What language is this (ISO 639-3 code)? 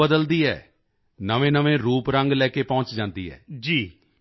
pan